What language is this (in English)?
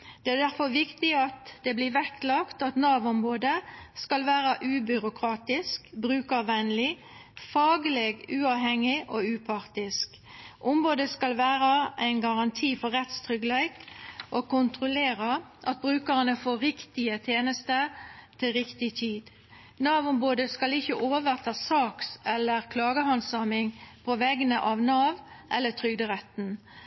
Norwegian Nynorsk